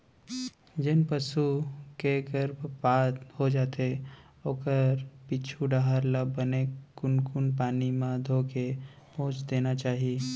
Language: Chhattisgarhi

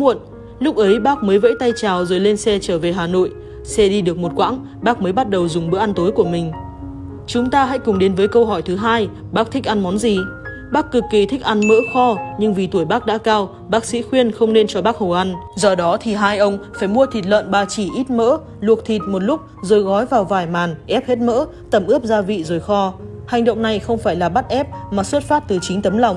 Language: Vietnamese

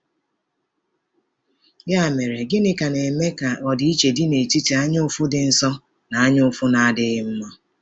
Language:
Igbo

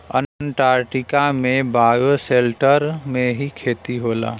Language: Bhojpuri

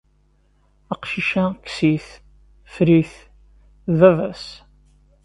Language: Kabyle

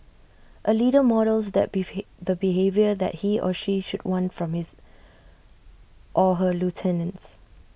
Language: English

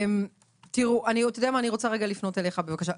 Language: Hebrew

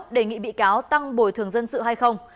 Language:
Vietnamese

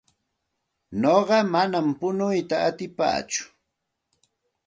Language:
Santa Ana de Tusi Pasco Quechua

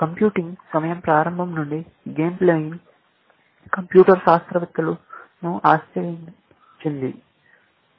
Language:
Telugu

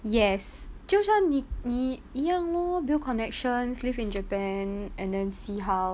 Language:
English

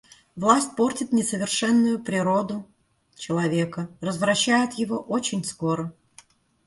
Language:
Russian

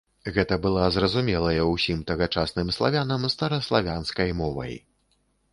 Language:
Belarusian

